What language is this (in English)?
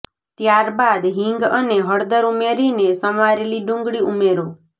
Gujarati